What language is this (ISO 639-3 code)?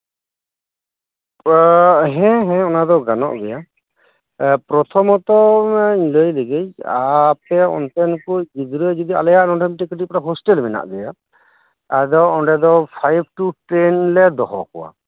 sat